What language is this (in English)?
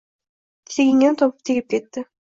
Uzbek